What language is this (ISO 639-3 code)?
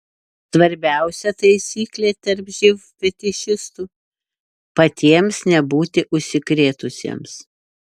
lit